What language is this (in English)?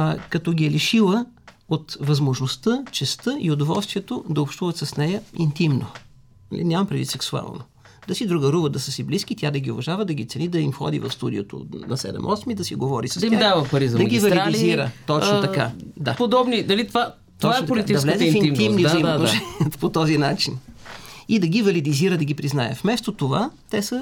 Bulgarian